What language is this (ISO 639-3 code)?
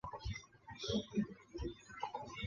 zho